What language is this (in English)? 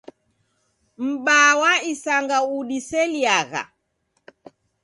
Taita